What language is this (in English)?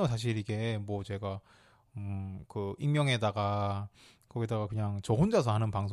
Korean